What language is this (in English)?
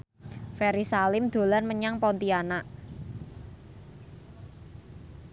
Javanese